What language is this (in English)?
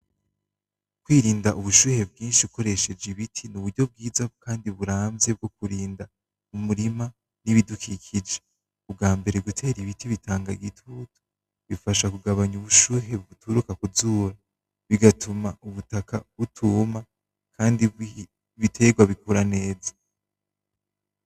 Rundi